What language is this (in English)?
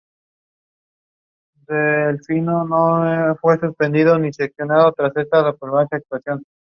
Spanish